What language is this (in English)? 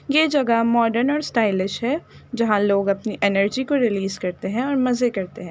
Urdu